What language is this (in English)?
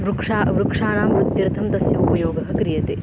Sanskrit